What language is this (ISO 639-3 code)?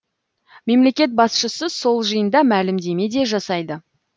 kaz